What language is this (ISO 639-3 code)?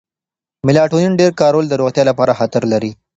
pus